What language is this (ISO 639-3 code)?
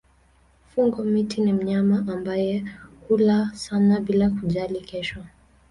swa